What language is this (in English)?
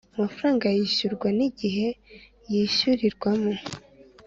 Kinyarwanda